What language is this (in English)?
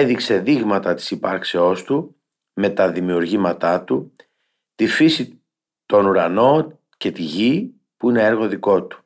Greek